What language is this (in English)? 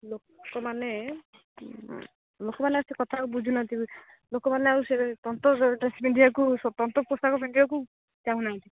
Odia